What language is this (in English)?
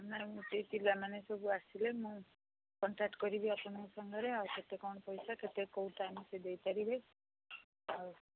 Odia